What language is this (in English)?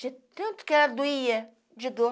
Portuguese